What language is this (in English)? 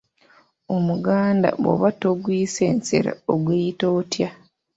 Ganda